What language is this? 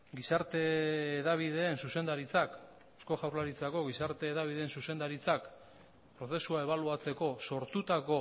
Basque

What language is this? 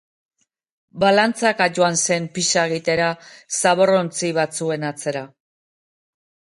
Basque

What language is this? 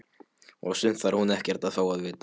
Icelandic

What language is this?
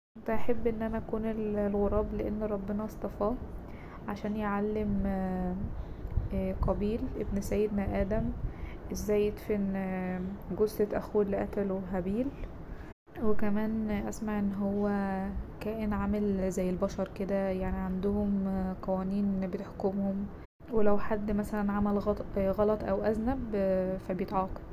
Egyptian Arabic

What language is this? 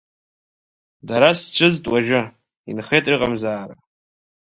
Abkhazian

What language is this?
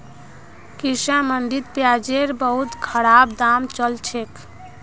Magahi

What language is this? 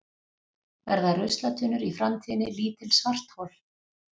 Icelandic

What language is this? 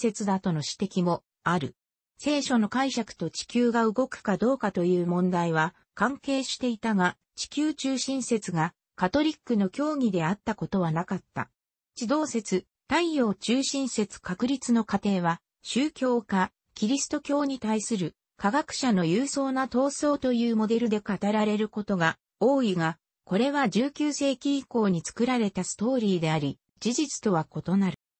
Japanese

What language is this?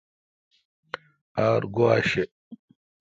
Kalkoti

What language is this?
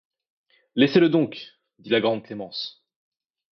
French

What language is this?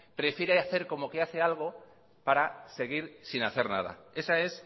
Spanish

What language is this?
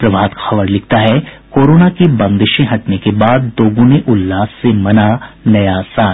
Hindi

